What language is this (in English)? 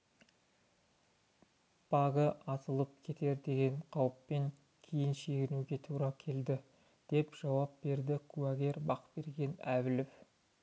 Kazakh